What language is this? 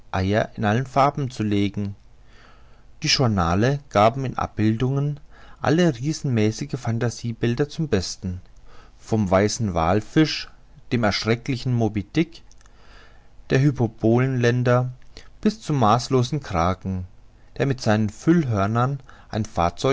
German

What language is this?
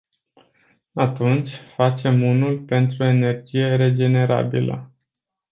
Romanian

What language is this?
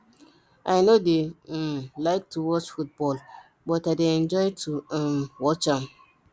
Nigerian Pidgin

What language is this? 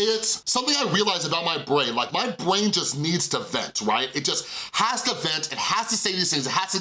English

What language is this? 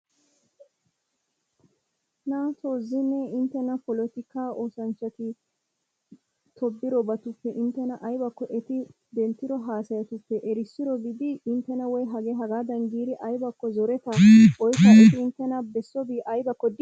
Wolaytta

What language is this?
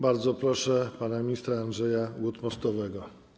Polish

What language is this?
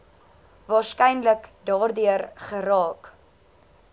Afrikaans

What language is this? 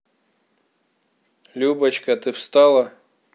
Russian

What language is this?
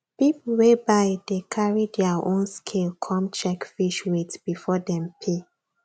Nigerian Pidgin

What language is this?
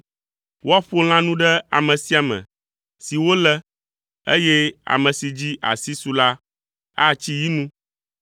Ewe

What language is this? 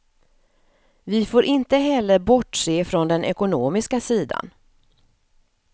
Swedish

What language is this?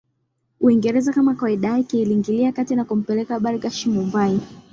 Swahili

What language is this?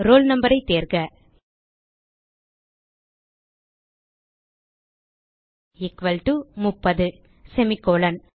Tamil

